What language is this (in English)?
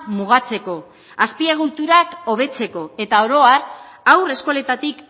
Basque